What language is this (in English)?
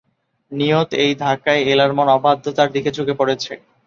Bangla